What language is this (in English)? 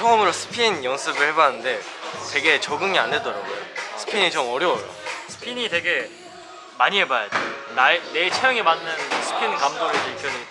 Korean